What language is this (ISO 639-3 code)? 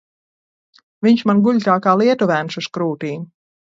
lav